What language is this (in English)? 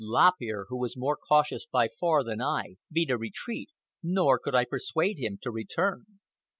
English